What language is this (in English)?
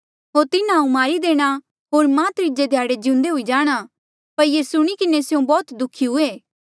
Mandeali